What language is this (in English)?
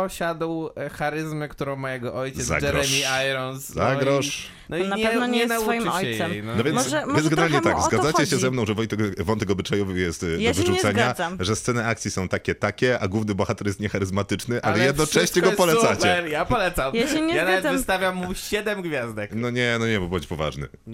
Polish